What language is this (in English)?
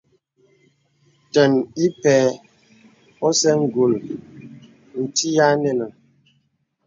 Bebele